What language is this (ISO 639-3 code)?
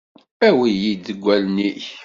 kab